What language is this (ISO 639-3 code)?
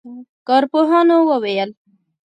pus